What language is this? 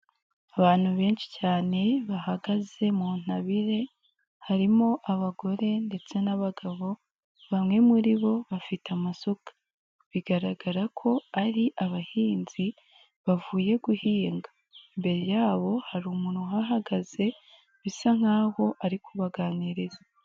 Kinyarwanda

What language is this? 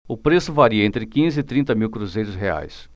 Portuguese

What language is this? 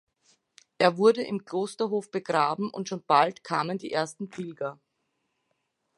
German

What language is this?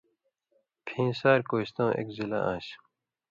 Indus Kohistani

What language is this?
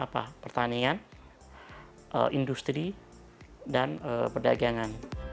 Indonesian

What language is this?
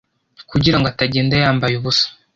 Kinyarwanda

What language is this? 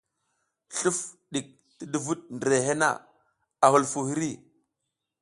South Giziga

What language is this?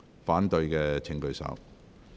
Cantonese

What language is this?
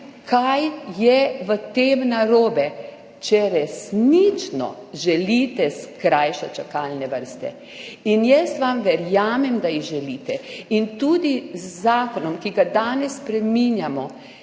Slovenian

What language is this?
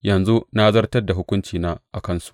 Hausa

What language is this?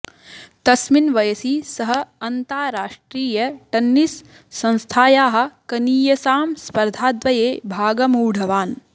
Sanskrit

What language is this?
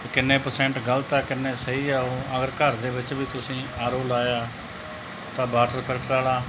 Punjabi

